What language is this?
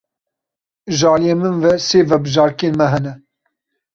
Kurdish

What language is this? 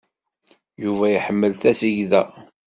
Kabyle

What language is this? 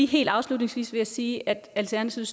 Danish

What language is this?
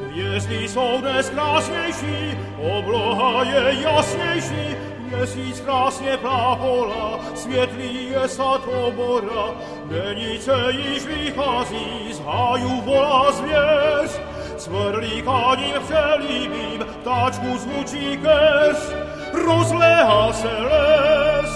Czech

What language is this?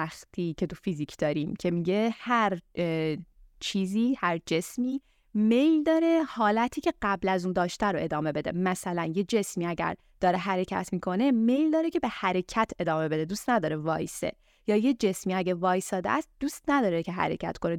Persian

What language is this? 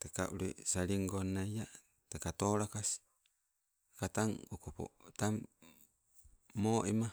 Sibe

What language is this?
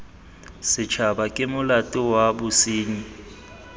Tswana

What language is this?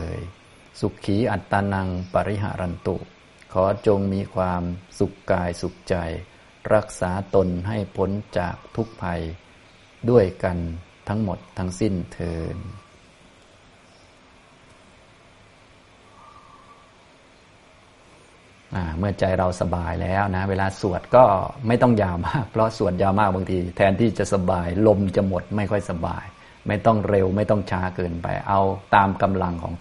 Thai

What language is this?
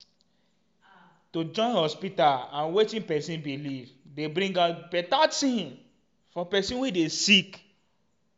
Nigerian Pidgin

